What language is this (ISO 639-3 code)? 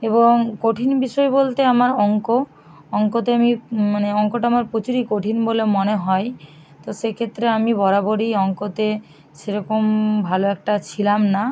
ben